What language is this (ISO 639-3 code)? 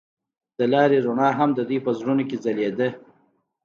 pus